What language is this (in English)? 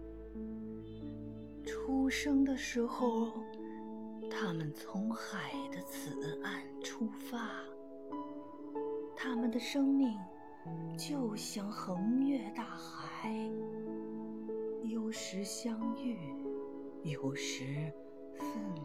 Chinese